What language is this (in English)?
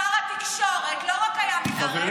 Hebrew